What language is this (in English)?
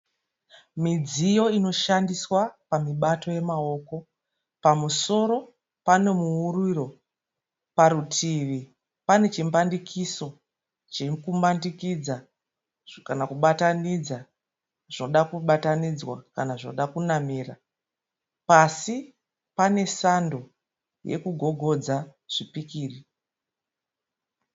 Shona